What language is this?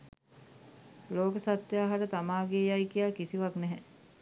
Sinhala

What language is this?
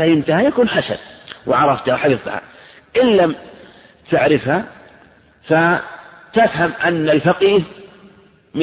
Arabic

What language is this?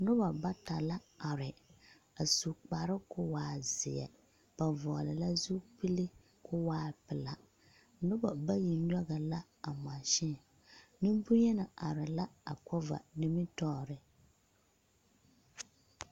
Southern Dagaare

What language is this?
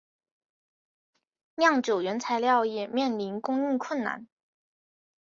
Chinese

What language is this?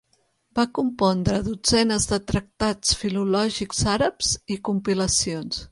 Catalan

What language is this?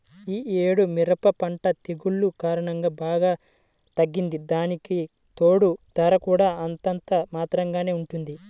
Telugu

